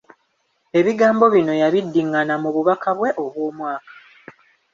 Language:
Ganda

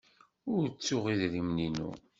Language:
Kabyle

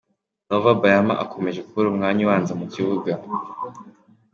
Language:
Kinyarwanda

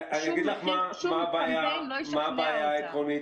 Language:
Hebrew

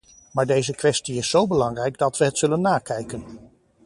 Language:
Dutch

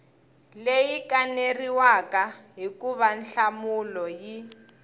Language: Tsonga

